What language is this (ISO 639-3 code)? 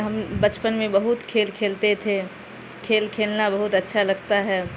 urd